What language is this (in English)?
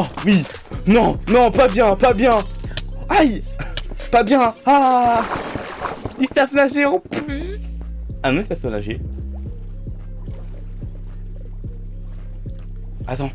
French